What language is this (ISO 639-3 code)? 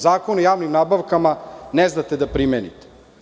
srp